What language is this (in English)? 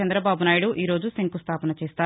Telugu